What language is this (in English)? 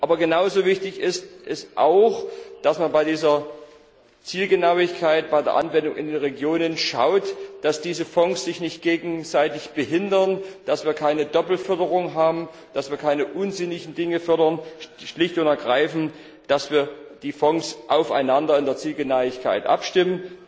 German